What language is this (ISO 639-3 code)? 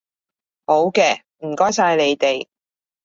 yue